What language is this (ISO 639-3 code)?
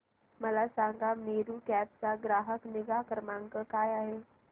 mar